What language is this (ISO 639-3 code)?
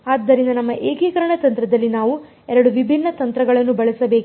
kan